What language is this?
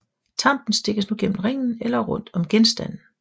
Danish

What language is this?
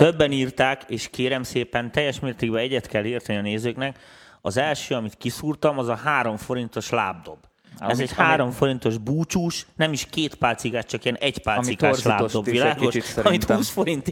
Hungarian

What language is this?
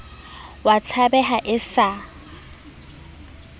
Southern Sotho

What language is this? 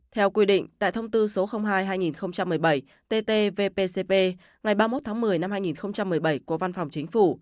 Vietnamese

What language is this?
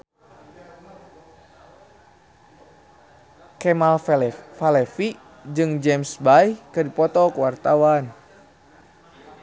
Sundanese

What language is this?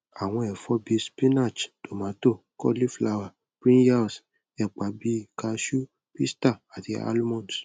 Yoruba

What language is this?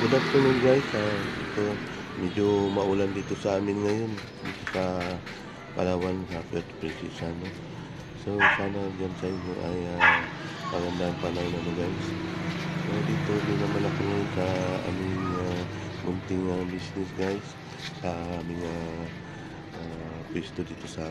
Filipino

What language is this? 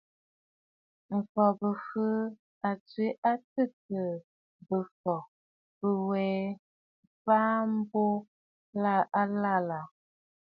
Bafut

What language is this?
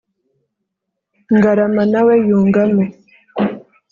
Kinyarwanda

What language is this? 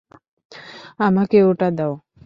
Bangla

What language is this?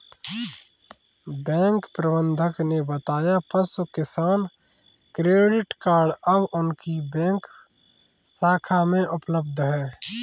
Hindi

